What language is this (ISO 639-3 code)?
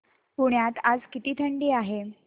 mar